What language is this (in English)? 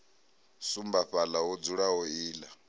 Venda